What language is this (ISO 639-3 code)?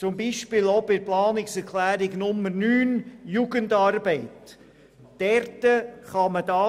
gsw